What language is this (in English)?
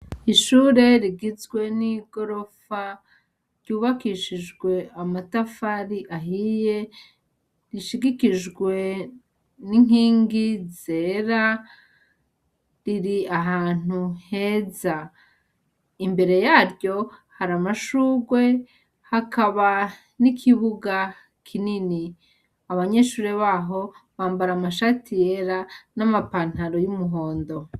Rundi